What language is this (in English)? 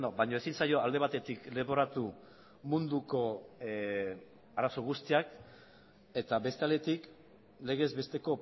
Basque